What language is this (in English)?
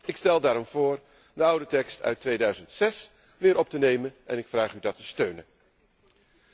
Dutch